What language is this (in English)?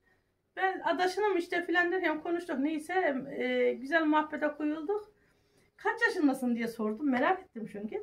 Turkish